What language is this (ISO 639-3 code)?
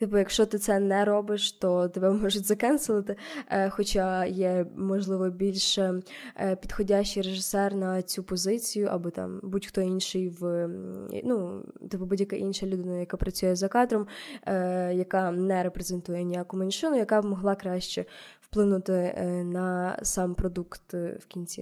ukr